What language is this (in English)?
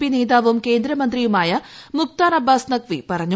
Malayalam